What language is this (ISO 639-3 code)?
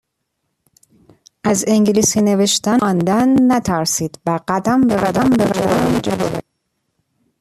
fas